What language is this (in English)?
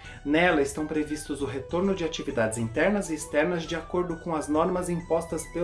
Portuguese